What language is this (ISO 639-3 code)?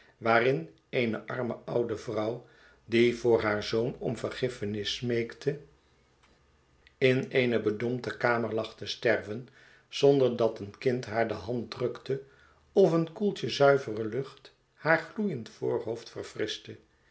nld